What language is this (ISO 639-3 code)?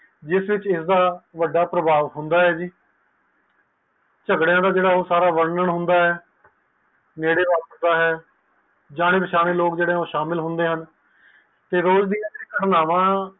pan